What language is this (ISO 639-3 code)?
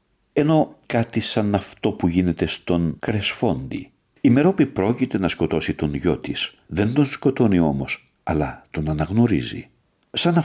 ell